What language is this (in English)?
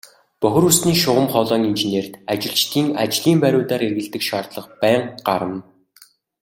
Mongolian